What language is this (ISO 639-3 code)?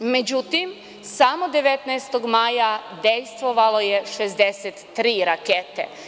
srp